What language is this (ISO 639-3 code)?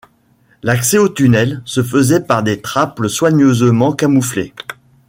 fra